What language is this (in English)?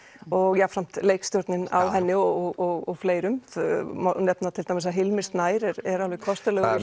Icelandic